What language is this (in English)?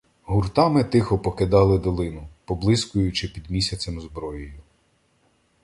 Ukrainian